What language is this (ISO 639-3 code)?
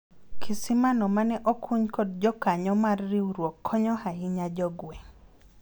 luo